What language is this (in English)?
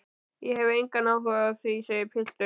Icelandic